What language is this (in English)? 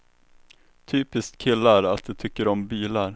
Swedish